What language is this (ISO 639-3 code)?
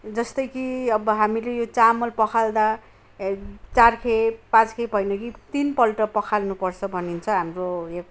nep